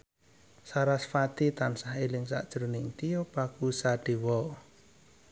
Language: Javanese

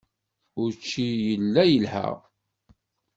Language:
Kabyle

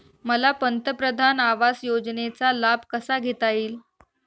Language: Marathi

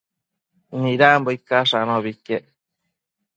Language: Matsés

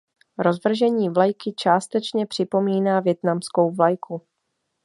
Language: Czech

